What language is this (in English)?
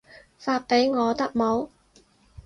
Cantonese